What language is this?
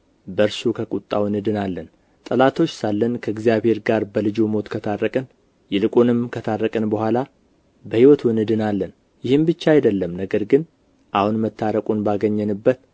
Amharic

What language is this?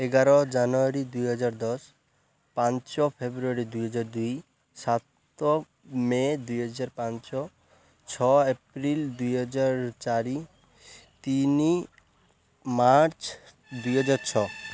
Odia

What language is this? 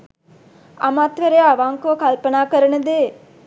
Sinhala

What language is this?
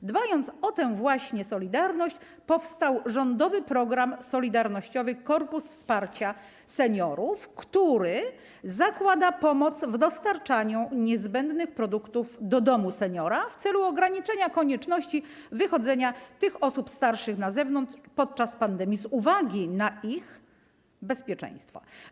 Polish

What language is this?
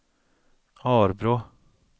Swedish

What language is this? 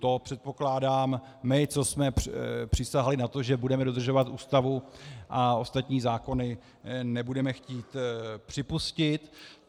Czech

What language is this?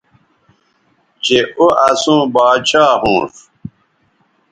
Bateri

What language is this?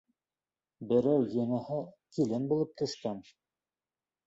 Bashkir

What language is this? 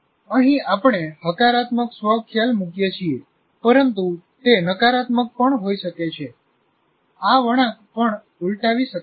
Gujarati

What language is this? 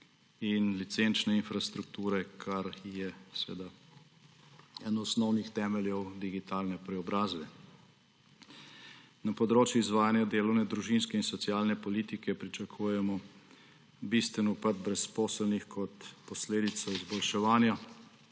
Slovenian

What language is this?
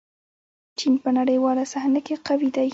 Pashto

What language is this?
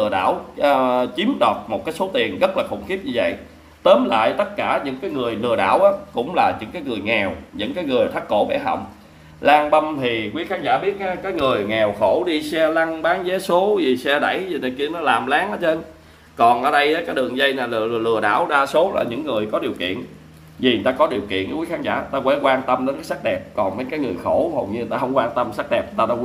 Vietnamese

